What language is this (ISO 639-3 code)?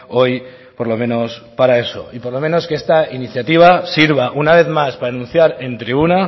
spa